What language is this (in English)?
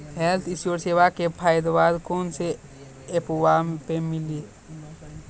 Maithili